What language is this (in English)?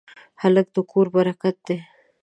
Pashto